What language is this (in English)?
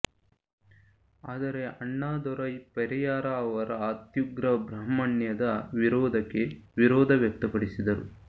Kannada